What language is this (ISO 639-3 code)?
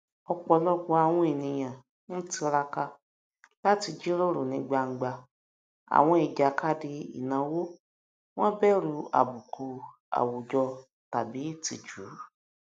yor